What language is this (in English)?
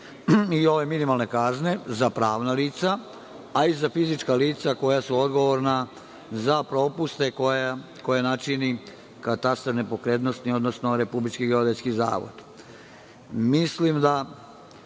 Serbian